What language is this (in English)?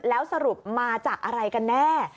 Thai